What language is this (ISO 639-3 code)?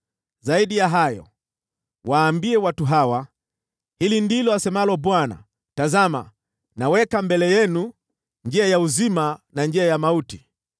swa